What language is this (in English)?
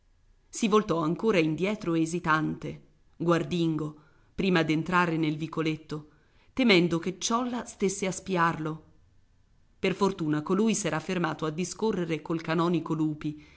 Italian